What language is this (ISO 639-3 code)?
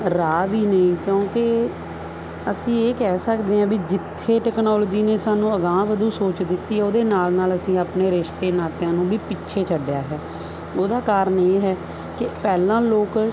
pan